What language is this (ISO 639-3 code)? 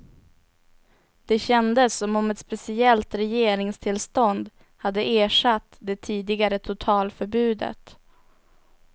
swe